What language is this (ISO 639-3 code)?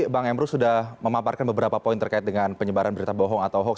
ind